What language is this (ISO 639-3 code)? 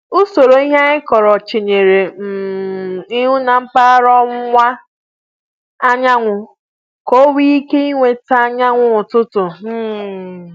ibo